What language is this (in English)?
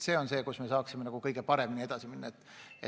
Estonian